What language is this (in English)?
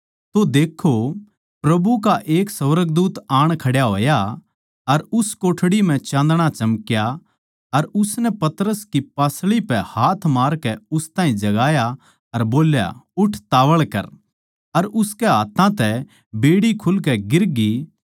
Haryanvi